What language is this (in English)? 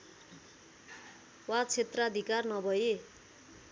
Nepali